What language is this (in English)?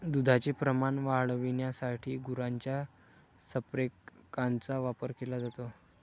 Marathi